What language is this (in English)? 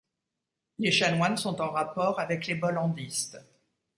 French